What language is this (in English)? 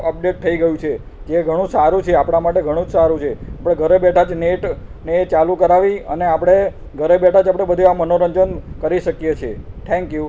Gujarati